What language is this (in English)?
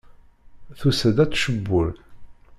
Kabyle